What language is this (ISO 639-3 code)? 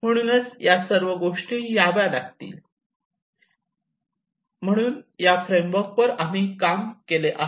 mar